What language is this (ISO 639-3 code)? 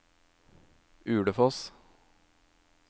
nor